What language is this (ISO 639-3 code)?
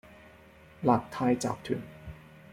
yue